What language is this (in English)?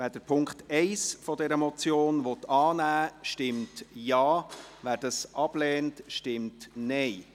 Swiss German